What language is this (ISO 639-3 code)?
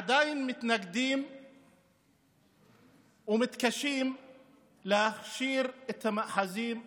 heb